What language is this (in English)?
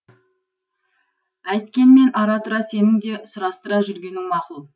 Kazakh